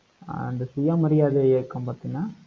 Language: Tamil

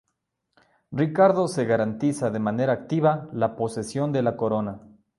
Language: Spanish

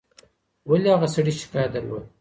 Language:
Pashto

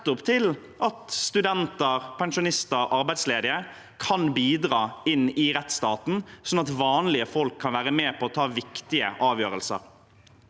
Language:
Norwegian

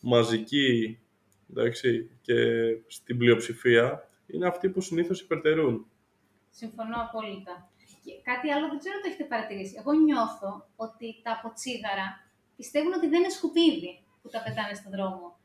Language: Greek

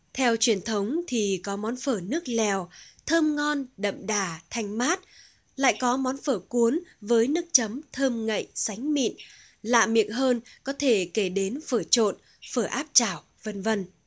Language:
Vietnamese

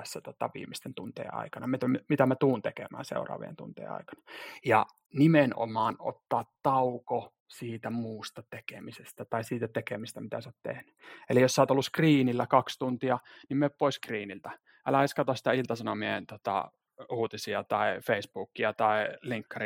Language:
Finnish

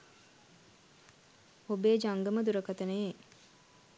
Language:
Sinhala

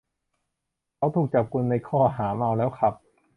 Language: Thai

